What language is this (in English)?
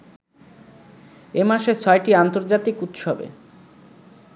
Bangla